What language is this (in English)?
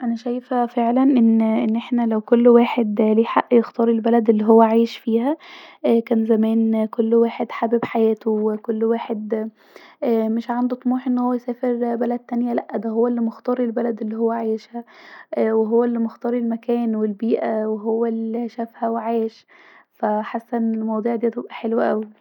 Egyptian Arabic